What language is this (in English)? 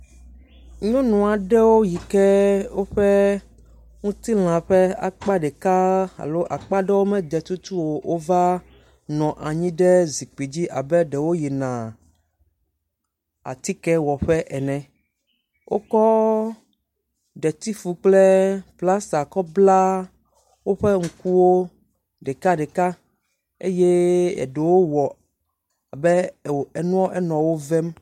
Ewe